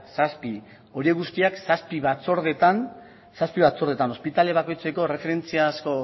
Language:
Basque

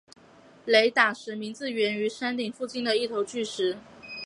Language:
Chinese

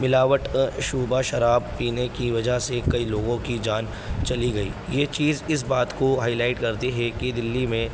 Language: Urdu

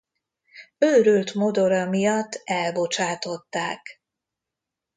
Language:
Hungarian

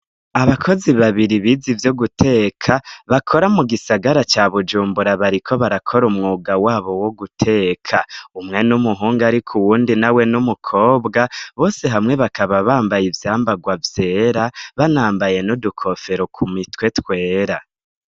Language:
Rundi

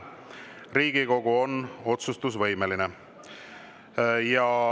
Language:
Estonian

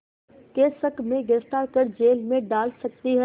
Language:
Hindi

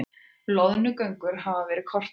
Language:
Icelandic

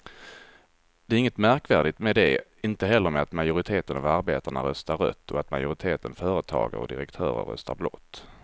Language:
Swedish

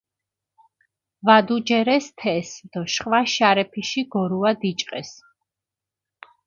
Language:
Mingrelian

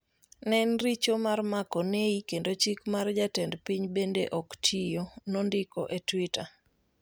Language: Luo (Kenya and Tanzania)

